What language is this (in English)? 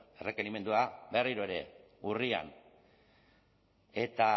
Basque